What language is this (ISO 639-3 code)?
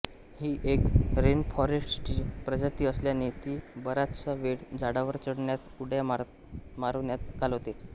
mar